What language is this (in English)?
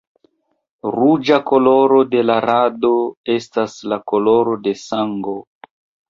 Esperanto